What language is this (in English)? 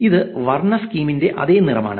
Malayalam